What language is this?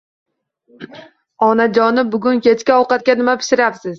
Uzbek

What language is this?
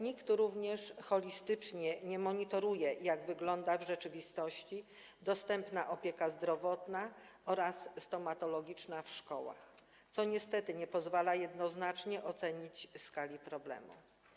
Polish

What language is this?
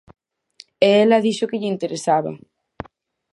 Galician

